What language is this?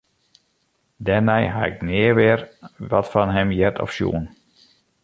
Western Frisian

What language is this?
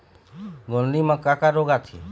Chhattisgarhi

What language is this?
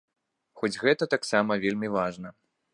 Belarusian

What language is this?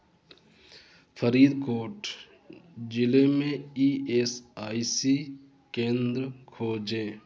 Hindi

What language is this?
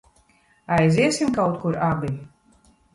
Latvian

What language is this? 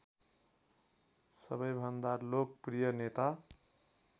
Nepali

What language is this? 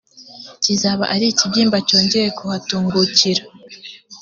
Kinyarwanda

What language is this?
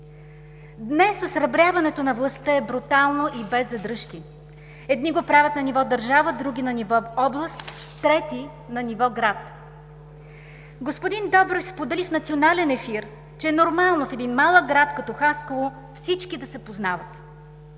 Bulgarian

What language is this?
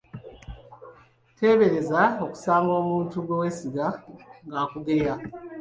Ganda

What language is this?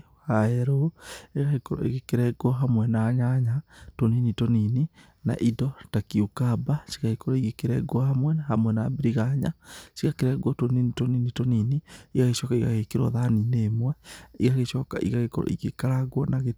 Kikuyu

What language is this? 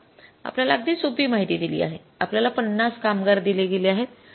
Marathi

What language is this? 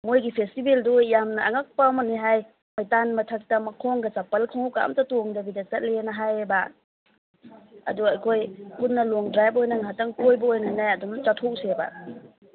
Manipuri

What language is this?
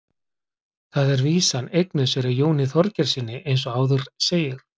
Icelandic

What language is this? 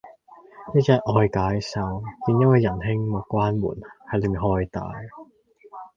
Cantonese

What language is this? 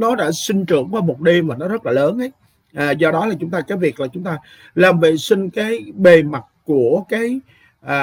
Vietnamese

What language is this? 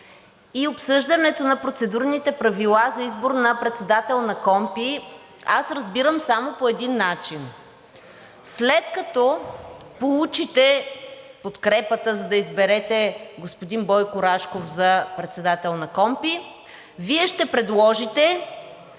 Bulgarian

